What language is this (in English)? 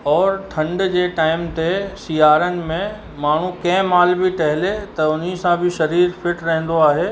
Sindhi